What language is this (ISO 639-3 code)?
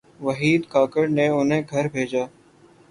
urd